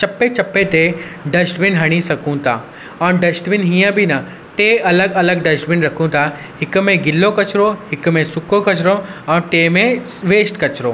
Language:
Sindhi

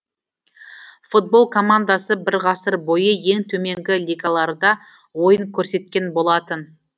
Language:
Kazakh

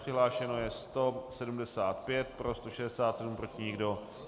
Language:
Czech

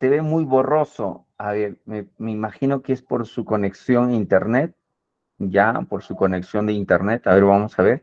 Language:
Spanish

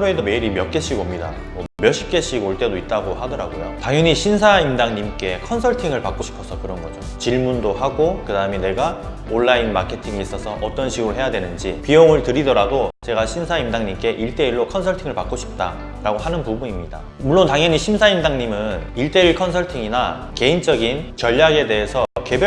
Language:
Korean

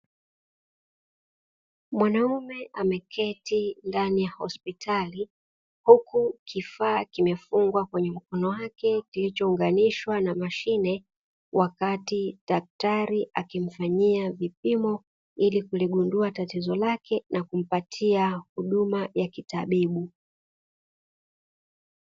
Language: Swahili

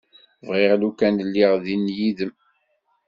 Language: Kabyle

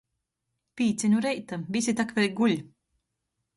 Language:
Latgalian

